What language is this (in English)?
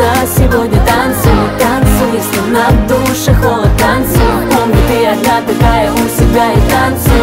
Russian